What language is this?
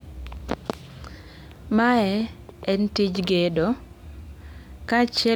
Luo (Kenya and Tanzania)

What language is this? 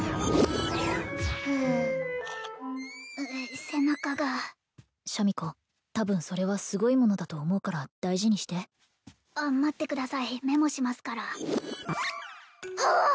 Japanese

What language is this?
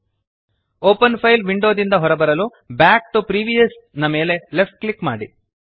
Kannada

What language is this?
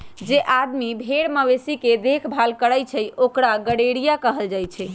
Magahi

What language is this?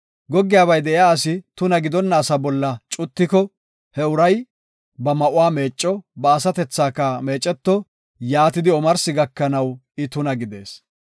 Gofa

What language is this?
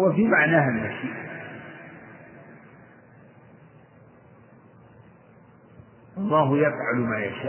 Arabic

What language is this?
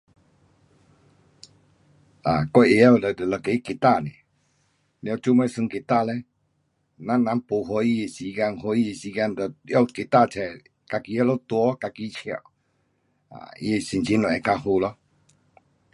Pu-Xian Chinese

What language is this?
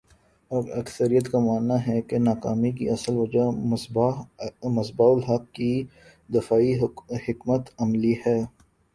Urdu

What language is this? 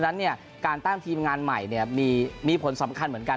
Thai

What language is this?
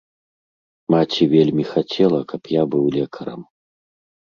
Belarusian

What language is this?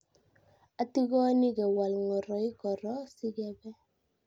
Kalenjin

